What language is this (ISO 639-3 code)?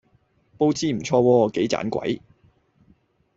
yue